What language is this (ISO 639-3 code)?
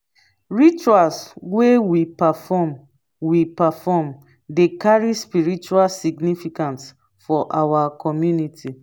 pcm